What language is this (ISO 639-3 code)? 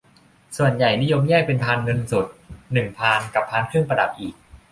tha